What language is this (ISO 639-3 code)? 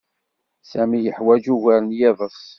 kab